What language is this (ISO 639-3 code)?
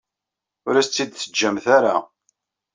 kab